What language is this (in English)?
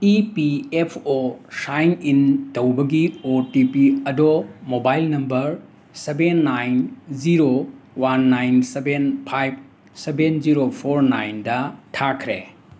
Manipuri